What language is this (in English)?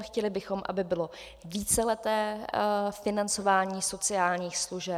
Czech